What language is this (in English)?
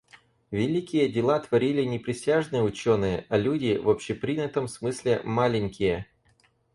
Russian